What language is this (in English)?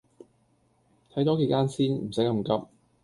Cantonese